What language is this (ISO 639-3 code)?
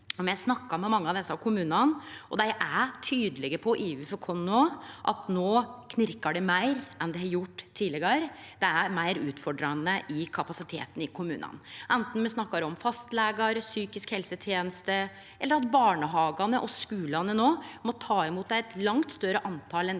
nor